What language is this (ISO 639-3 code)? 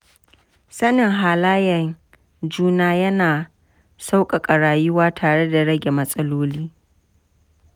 hau